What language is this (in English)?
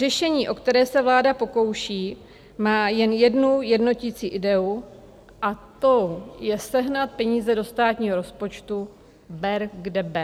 Czech